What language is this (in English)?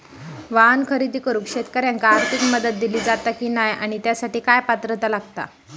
Marathi